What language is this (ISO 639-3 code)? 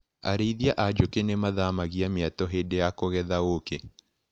kik